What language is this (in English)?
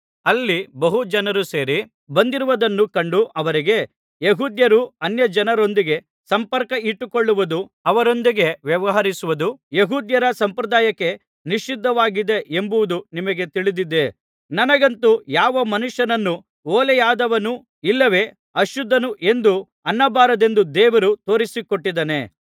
Kannada